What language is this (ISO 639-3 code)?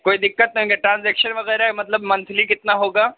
urd